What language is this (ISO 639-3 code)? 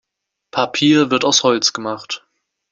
deu